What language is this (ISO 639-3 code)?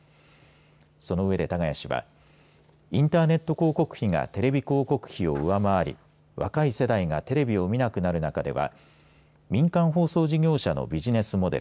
jpn